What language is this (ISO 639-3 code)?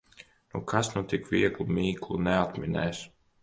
lav